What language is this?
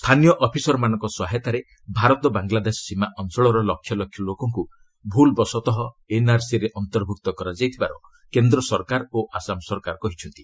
Odia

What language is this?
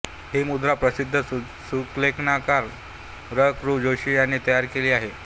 Marathi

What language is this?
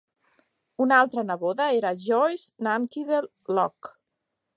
Catalan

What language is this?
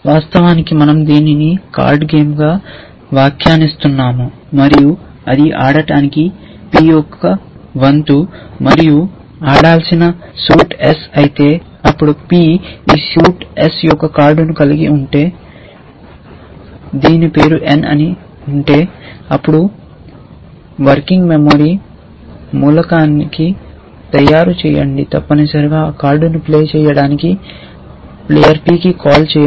Telugu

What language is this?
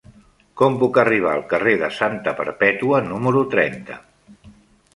Catalan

